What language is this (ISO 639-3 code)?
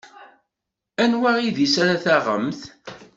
kab